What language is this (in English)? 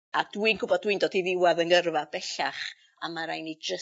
Welsh